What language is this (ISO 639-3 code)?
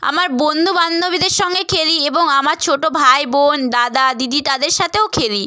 ben